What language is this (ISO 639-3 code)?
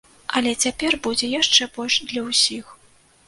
bel